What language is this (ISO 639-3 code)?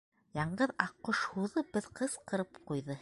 bak